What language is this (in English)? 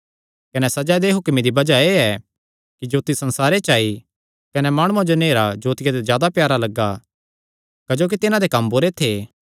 Kangri